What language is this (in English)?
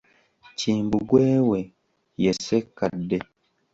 Ganda